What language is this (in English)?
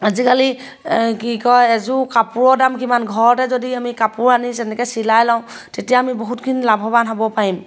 Assamese